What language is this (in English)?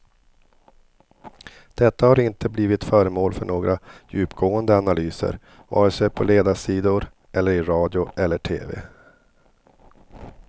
Swedish